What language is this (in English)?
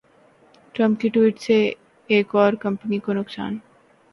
Urdu